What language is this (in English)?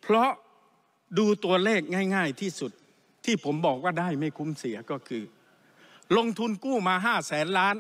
Thai